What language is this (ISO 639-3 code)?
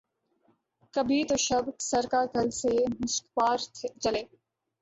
urd